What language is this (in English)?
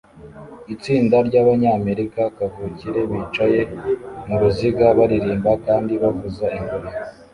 Kinyarwanda